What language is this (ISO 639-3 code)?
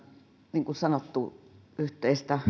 fin